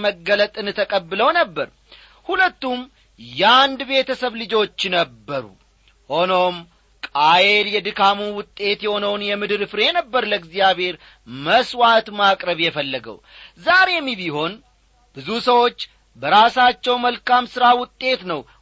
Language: Amharic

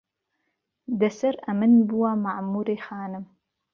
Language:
Central Kurdish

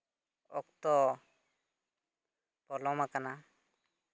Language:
Santali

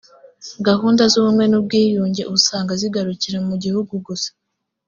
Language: Kinyarwanda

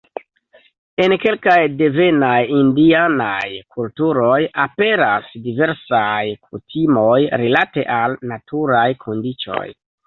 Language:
Esperanto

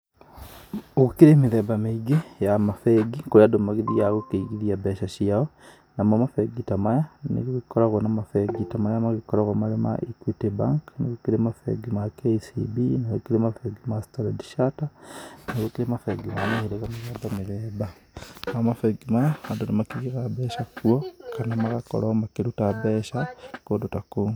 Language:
Kikuyu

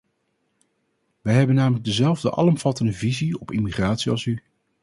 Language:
Dutch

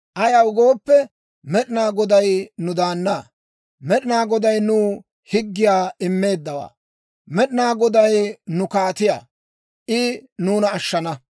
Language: Dawro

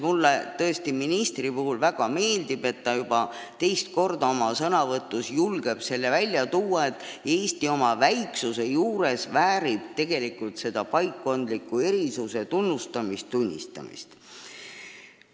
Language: Estonian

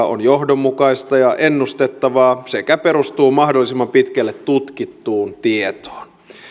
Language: Finnish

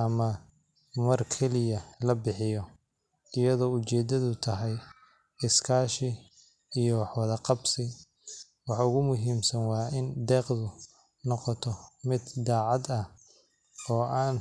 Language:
Somali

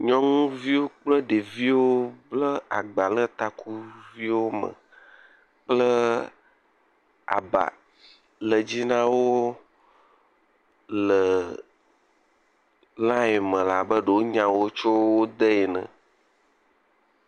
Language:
Ewe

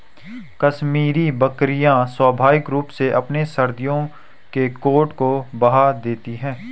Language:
Hindi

